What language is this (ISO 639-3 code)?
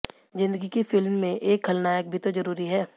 hin